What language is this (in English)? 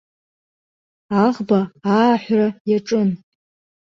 Abkhazian